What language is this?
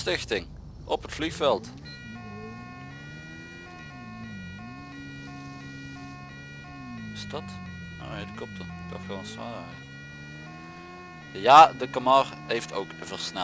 Dutch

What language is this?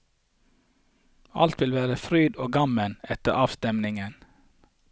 Norwegian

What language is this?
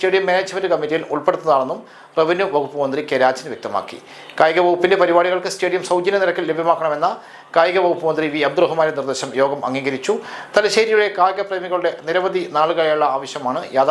Malayalam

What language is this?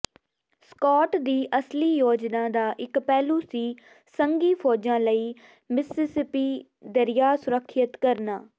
Punjabi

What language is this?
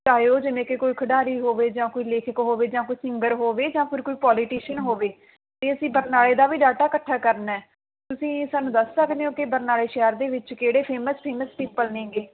Punjabi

